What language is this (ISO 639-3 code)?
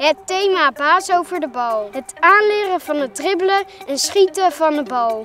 nld